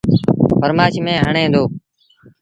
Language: Sindhi Bhil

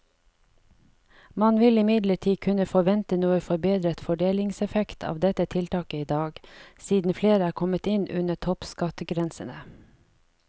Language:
Norwegian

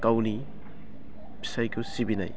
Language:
Bodo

